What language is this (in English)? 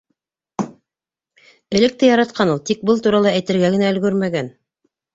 Bashkir